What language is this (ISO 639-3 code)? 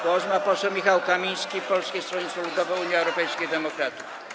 pol